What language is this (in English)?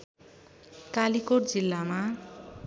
Nepali